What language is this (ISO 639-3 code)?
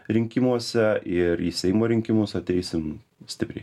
lit